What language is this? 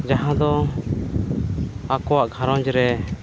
Santali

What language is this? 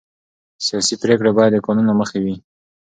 Pashto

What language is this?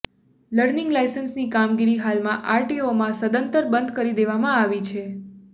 Gujarati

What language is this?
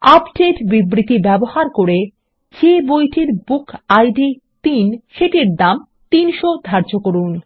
Bangla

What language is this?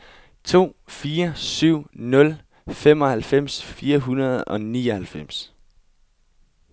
Danish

